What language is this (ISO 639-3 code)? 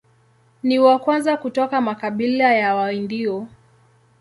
swa